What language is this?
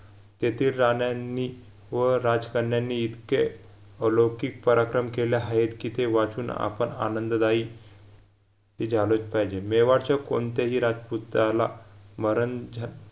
Marathi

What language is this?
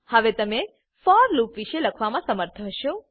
Gujarati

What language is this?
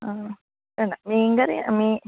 Malayalam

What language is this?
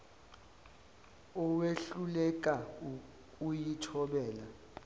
Zulu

